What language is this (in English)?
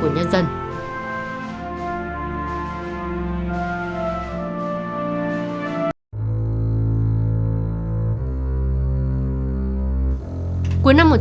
Vietnamese